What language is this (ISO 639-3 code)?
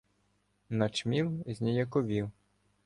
ukr